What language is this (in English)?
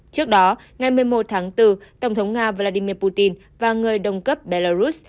Vietnamese